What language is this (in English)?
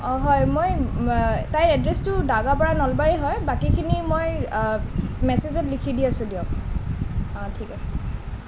Assamese